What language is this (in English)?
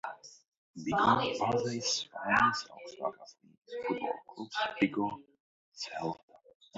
Latvian